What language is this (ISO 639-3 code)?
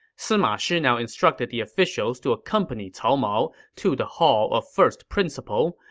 eng